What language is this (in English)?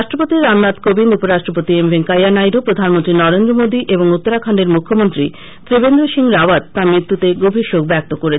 Bangla